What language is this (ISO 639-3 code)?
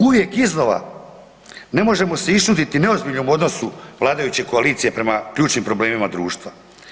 hrv